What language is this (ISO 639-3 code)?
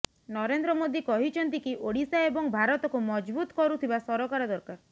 ori